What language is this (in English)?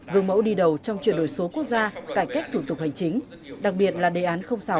Vietnamese